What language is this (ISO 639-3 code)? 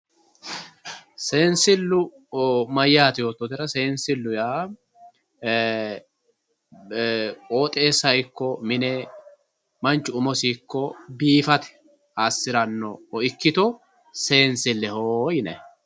sid